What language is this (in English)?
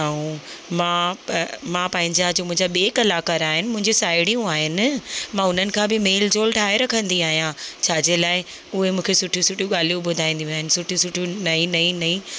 Sindhi